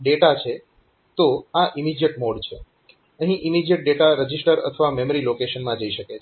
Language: Gujarati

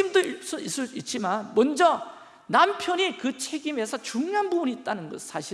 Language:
Korean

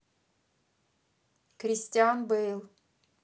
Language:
Russian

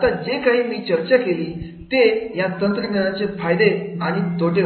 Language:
Marathi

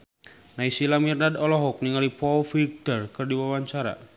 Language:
Sundanese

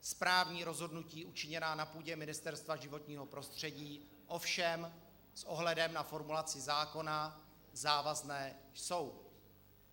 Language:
Czech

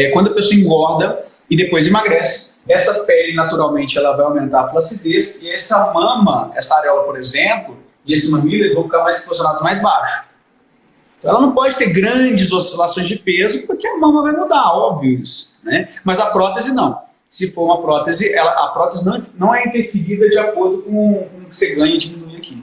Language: Portuguese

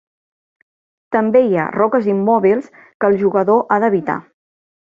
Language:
Catalan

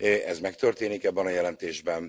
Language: Hungarian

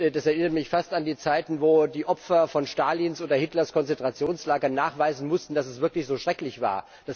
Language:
German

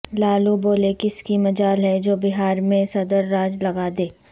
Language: Urdu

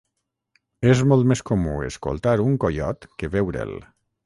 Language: Catalan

